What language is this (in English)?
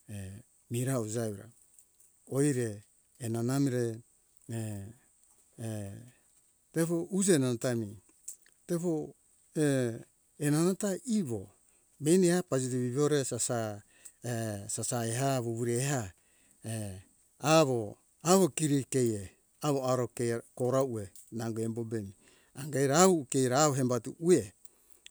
Hunjara-Kaina Ke